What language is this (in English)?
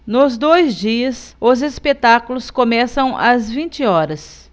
Portuguese